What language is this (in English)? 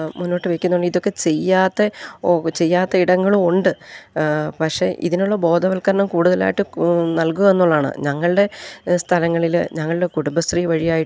Malayalam